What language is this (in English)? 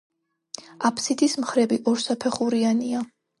Georgian